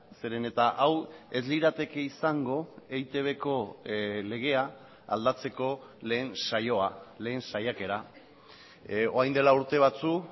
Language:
Basque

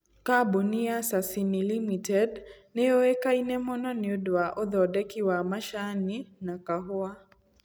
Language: Kikuyu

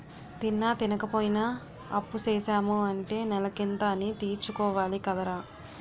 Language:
Telugu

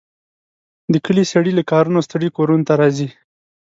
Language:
Pashto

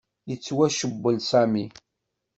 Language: Kabyle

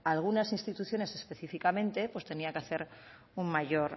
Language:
Spanish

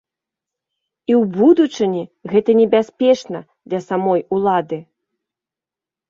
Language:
Belarusian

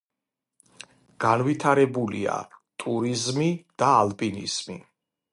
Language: Georgian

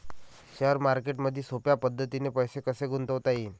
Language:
Marathi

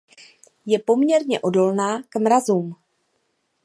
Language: Czech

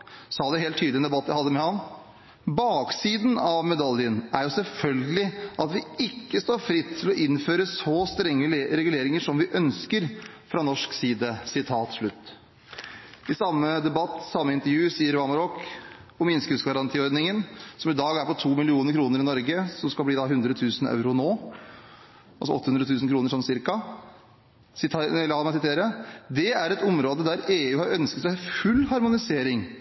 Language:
Norwegian Bokmål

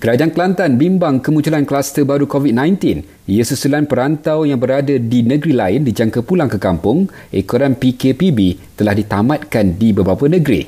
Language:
Malay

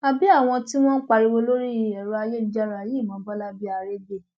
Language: Yoruba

